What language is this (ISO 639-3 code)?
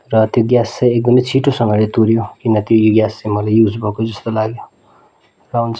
nep